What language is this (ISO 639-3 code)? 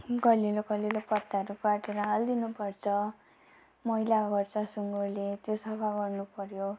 nep